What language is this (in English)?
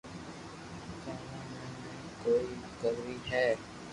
Loarki